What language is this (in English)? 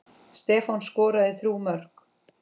Icelandic